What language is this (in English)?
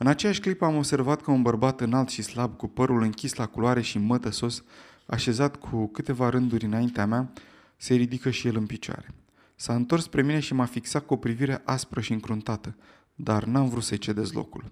Romanian